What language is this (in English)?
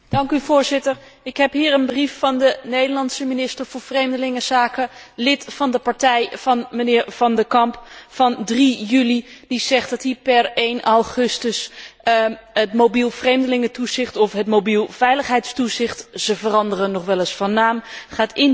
Dutch